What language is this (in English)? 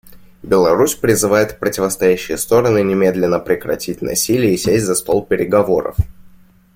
Russian